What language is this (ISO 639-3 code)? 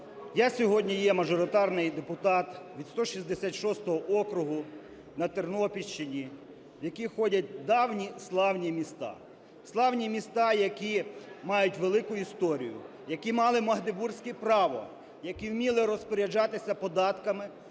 ukr